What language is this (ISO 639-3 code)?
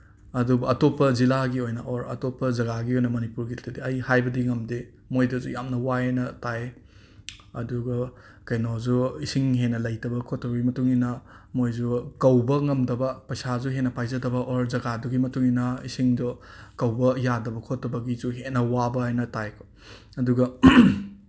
mni